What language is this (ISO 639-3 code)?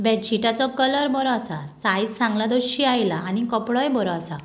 kok